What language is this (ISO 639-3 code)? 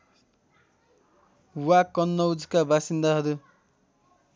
nep